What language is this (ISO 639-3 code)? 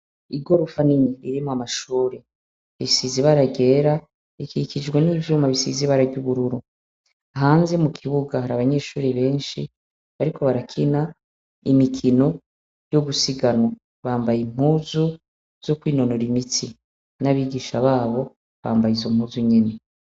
run